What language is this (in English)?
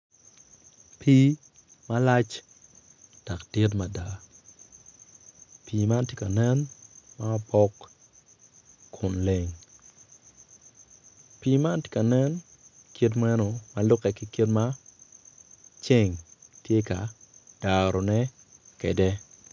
Acoli